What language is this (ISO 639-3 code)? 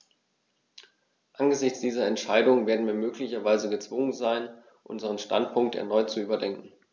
deu